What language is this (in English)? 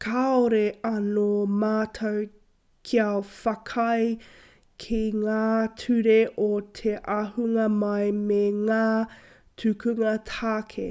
Māori